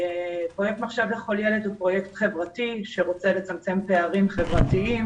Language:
Hebrew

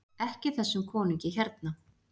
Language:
Icelandic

